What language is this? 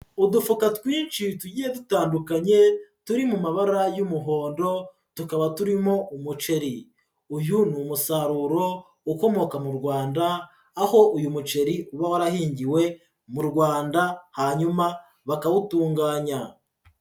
Kinyarwanda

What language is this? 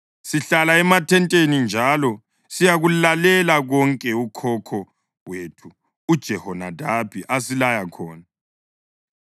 North Ndebele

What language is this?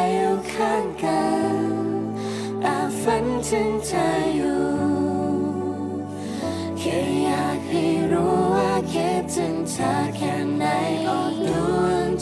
Thai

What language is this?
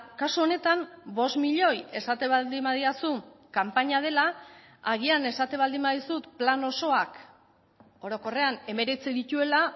Basque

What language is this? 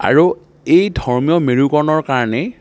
Assamese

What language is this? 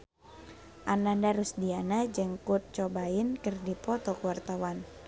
Sundanese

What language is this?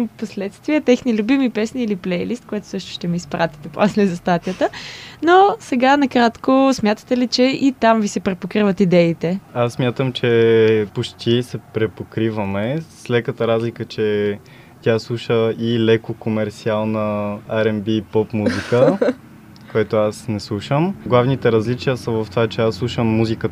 Bulgarian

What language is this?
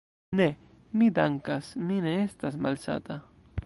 Esperanto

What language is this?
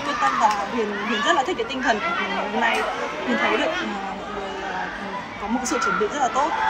Vietnamese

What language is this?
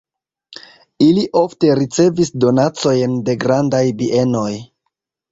Esperanto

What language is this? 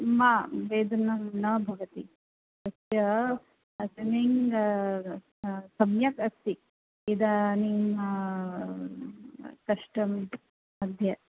Sanskrit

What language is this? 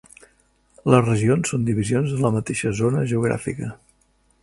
Catalan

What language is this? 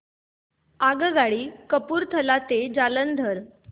Marathi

